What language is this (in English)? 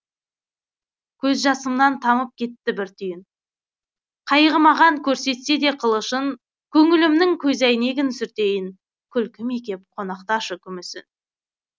Kazakh